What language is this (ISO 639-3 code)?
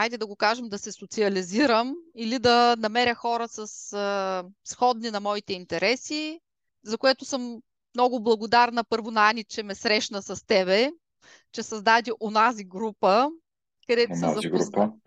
bul